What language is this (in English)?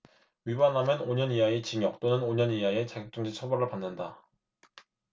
Korean